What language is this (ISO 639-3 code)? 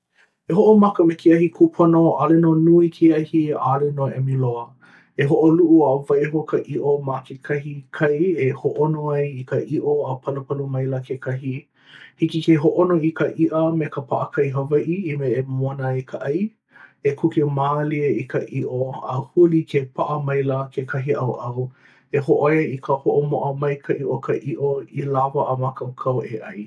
haw